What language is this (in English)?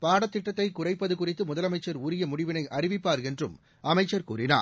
Tamil